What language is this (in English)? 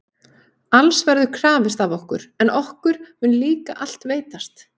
Icelandic